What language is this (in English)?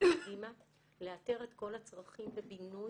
Hebrew